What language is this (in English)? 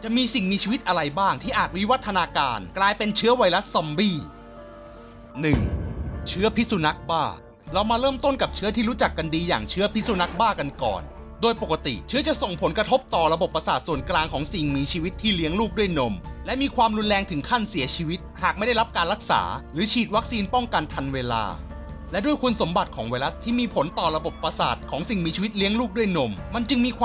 Thai